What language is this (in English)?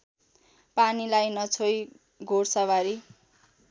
Nepali